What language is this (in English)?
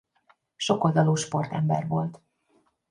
Hungarian